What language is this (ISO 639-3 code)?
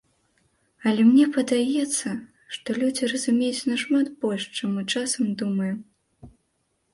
bel